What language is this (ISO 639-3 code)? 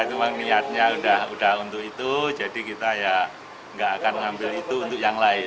ind